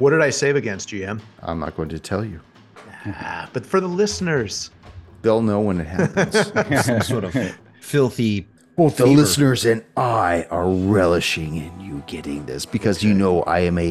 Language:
English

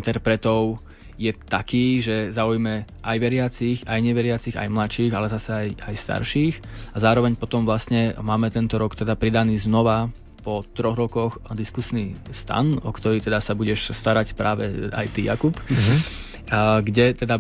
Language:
Slovak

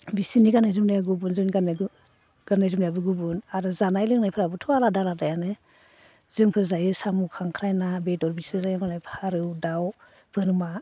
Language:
Bodo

